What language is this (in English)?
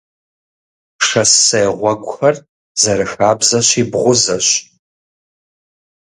Kabardian